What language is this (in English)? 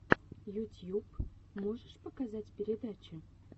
Russian